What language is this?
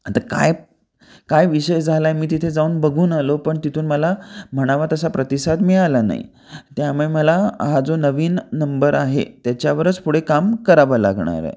Marathi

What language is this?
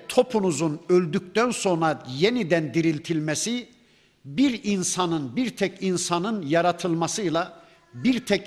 Turkish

